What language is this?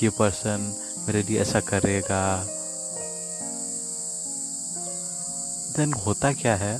Hindi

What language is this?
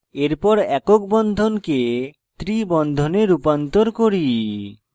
Bangla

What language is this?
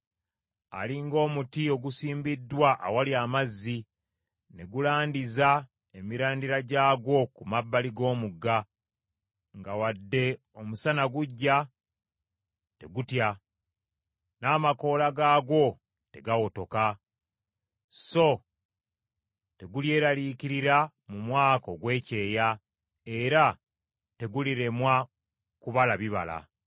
Ganda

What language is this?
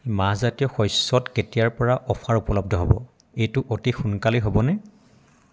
Assamese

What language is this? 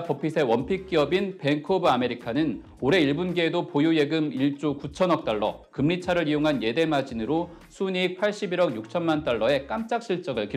Korean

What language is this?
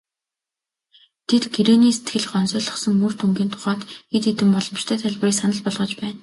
Mongolian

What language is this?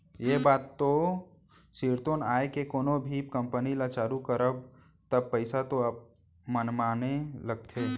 Chhattisgarhi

